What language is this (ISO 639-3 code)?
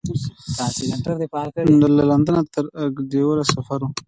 pus